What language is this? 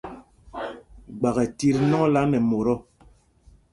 Mpumpong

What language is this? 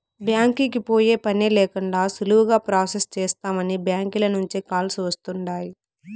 Telugu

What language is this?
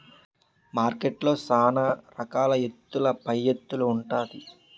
Telugu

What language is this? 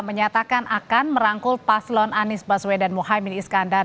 Indonesian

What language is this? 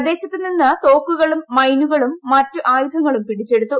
Malayalam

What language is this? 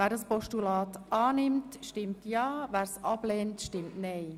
Swiss German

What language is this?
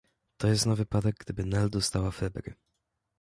Polish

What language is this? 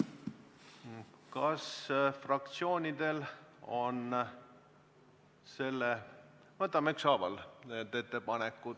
Estonian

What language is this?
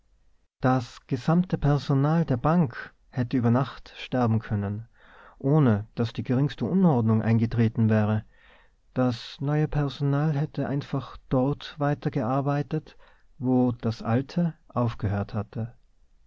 German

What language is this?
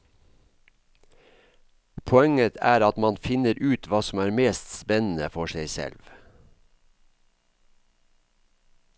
Norwegian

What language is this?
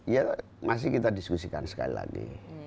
Indonesian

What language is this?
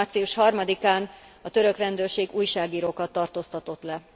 Hungarian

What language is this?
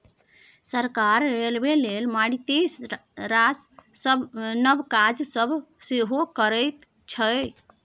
Maithili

